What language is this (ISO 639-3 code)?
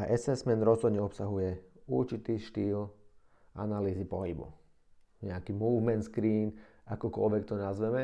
slk